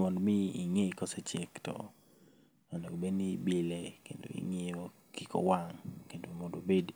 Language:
Luo (Kenya and Tanzania)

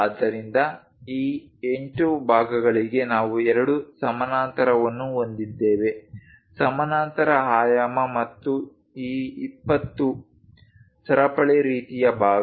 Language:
Kannada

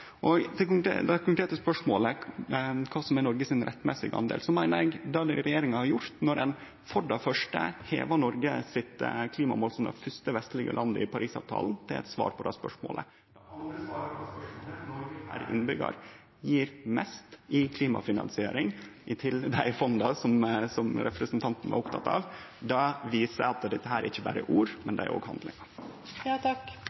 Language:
Norwegian Nynorsk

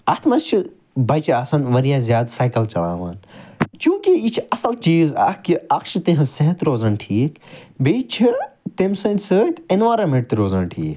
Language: Kashmiri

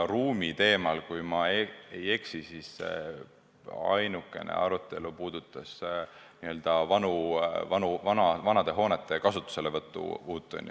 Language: Estonian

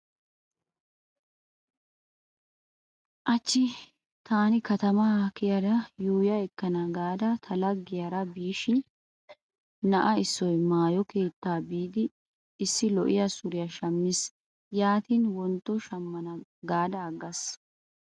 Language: Wolaytta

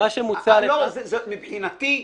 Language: Hebrew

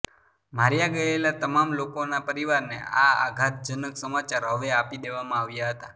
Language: Gujarati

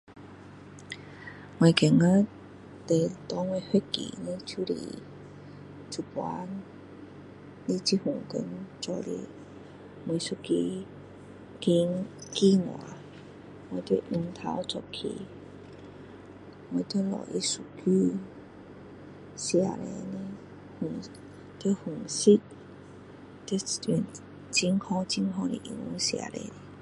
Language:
Min Dong Chinese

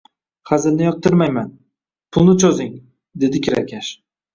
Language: Uzbek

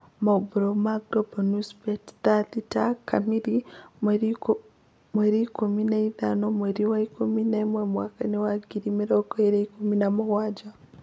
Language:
Kikuyu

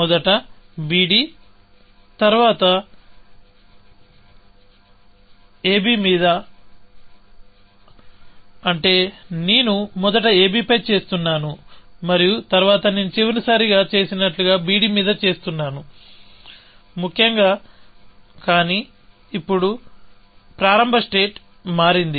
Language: Telugu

